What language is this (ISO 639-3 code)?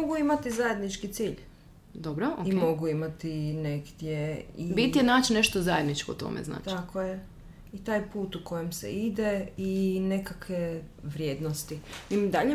hrv